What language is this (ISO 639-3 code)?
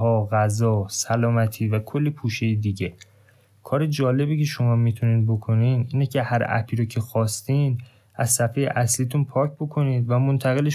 fas